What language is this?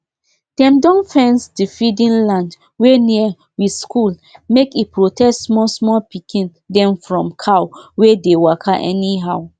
Nigerian Pidgin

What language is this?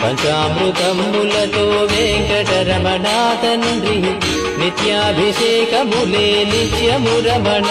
Telugu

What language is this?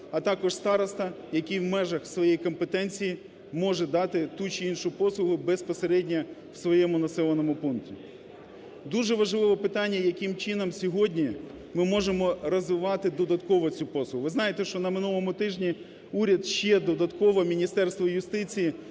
Ukrainian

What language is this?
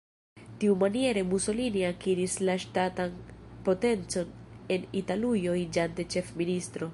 Esperanto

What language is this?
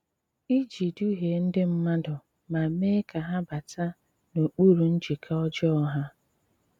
Igbo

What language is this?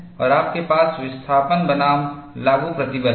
Hindi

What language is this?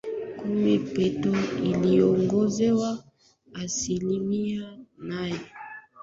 Swahili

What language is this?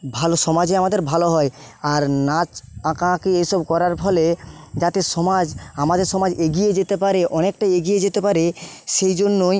Bangla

